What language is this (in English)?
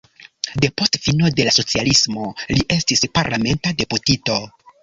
Esperanto